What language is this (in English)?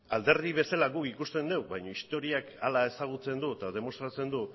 Basque